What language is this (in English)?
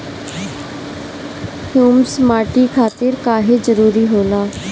Bhojpuri